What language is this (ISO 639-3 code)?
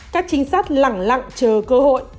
vie